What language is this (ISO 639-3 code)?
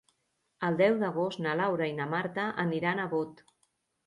cat